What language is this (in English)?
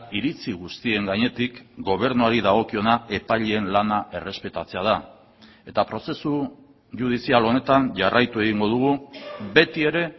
Basque